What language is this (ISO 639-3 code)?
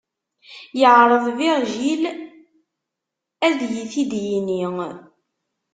kab